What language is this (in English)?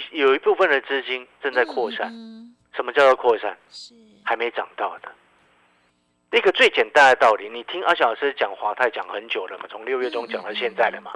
Chinese